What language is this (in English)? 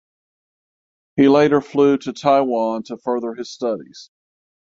English